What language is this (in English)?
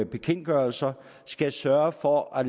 Danish